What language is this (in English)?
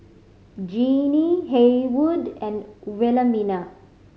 English